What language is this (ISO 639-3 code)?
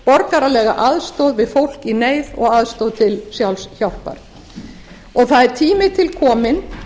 isl